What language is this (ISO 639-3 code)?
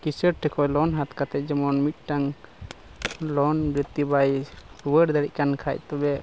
sat